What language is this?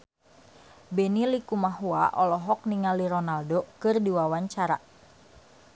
Sundanese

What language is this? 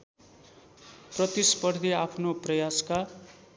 Nepali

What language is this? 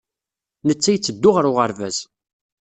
Kabyle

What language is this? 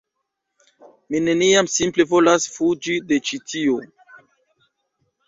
Esperanto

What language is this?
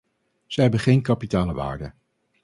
Dutch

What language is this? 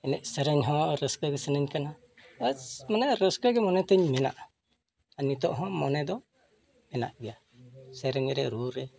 Santali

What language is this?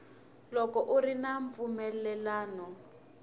Tsonga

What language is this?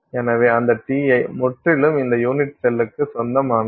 Tamil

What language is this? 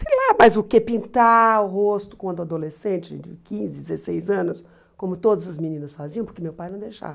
Portuguese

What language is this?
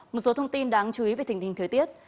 Vietnamese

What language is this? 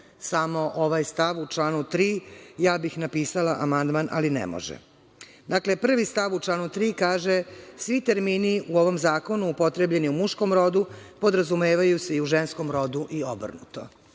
Serbian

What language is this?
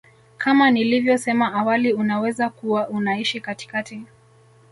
Swahili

